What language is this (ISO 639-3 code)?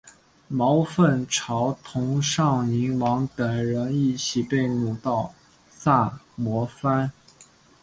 zho